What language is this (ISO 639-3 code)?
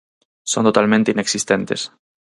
glg